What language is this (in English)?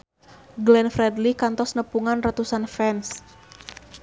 Sundanese